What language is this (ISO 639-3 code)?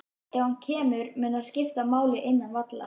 isl